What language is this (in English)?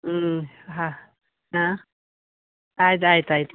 Kannada